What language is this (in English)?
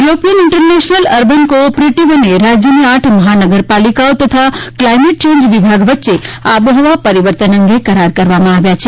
Gujarati